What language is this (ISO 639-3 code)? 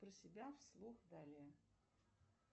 rus